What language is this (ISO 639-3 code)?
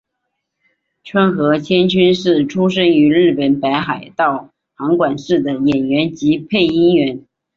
zho